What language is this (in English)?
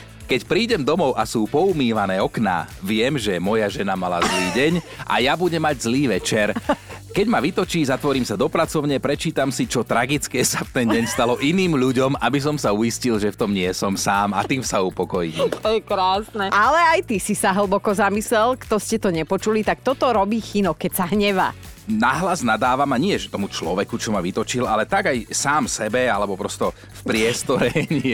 Slovak